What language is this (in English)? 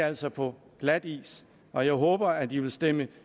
Danish